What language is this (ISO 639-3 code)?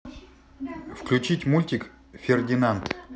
rus